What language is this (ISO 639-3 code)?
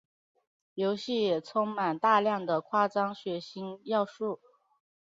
zho